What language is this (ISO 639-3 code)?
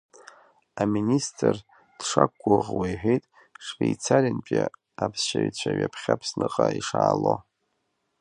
abk